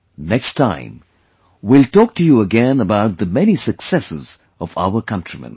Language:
English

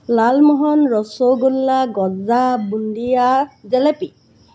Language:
Assamese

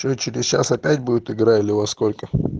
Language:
Russian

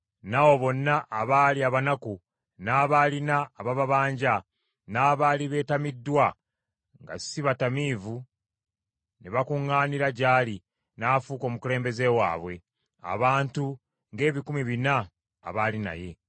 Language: Ganda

